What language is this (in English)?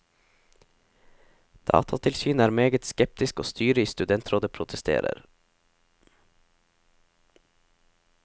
Norwegian